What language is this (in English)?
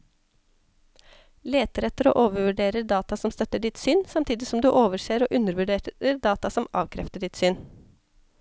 Norwegian